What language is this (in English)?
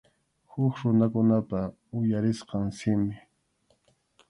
Arequipa-La Unión Quechua